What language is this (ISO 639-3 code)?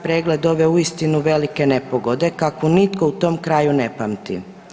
hrv